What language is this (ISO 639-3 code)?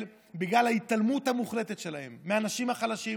heb